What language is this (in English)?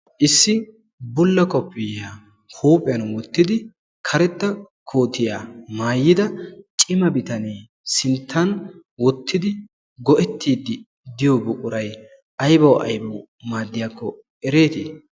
Wolaytta